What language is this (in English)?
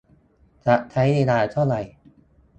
Thai